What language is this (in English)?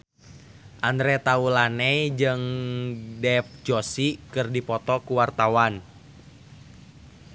Sundanese